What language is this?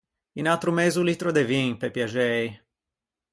Ligurian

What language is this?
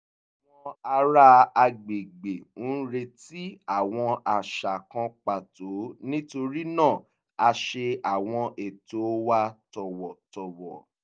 Yoruba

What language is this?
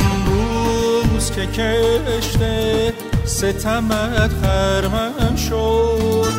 Persian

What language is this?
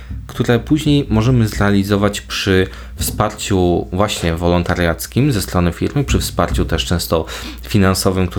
Polish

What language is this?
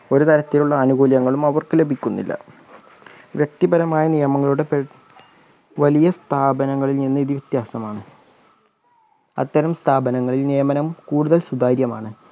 Malayalam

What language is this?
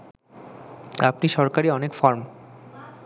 Bangla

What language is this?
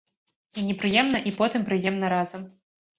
Belarusian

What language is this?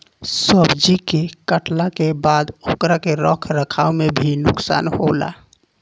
Bhojpuri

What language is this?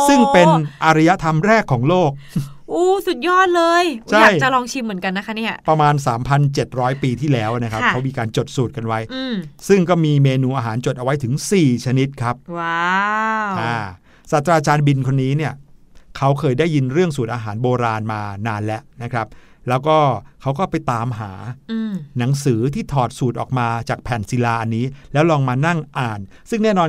Thai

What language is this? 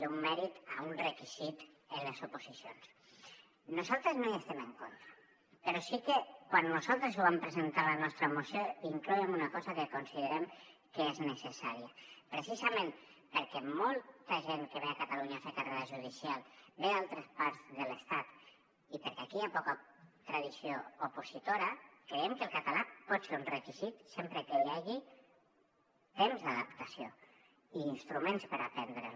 Catalan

